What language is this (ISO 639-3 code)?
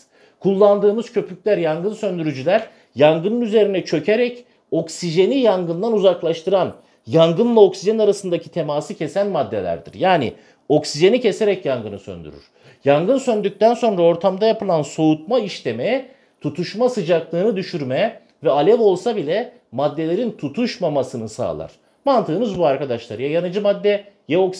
tur